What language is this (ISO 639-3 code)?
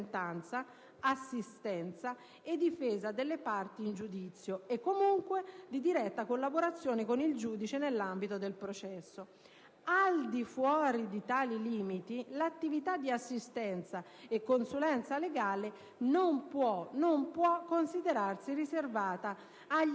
ita